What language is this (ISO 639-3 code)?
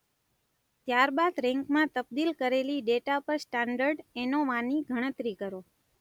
guj